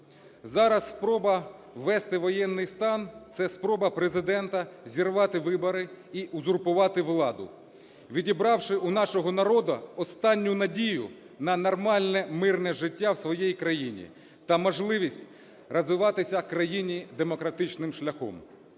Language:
Ukrainian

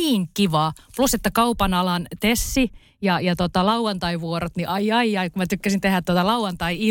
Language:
Finnish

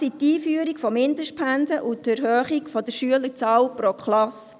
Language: Swiss German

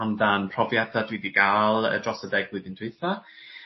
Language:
Welsh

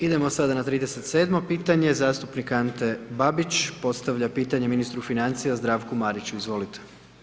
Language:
Croatian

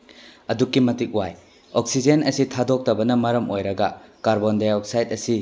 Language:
Manipuri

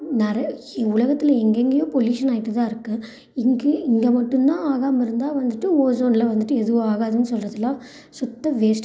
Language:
Tamil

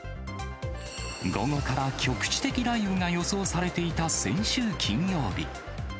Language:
Japanese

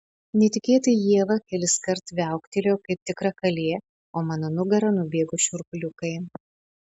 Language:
Lithuanian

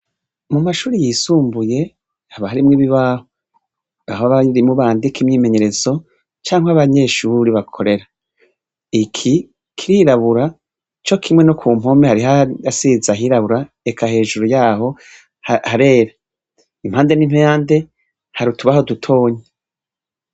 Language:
Rundi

